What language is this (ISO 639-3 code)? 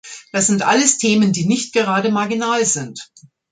deu